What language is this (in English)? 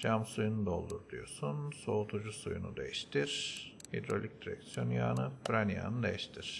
Turkish